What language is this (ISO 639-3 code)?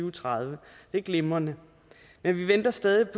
dan